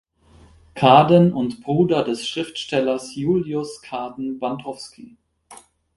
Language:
German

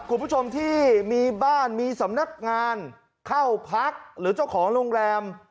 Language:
Thai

